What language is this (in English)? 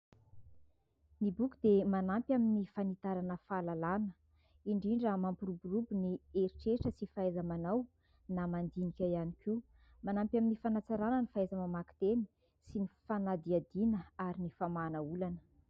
Malagasy